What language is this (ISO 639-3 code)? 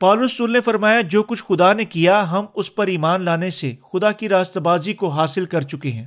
urd